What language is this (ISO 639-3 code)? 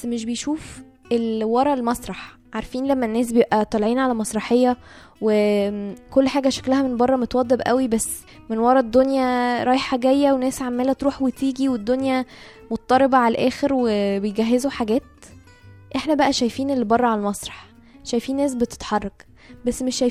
ara